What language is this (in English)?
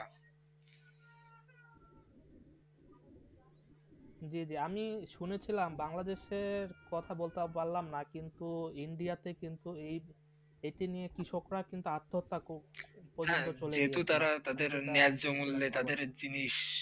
Bangla